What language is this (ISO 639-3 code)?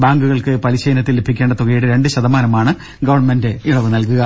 mal